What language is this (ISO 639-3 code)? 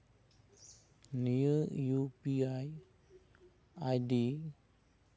sat